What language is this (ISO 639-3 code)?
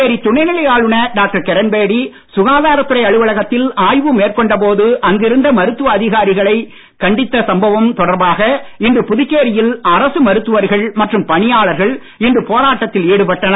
tam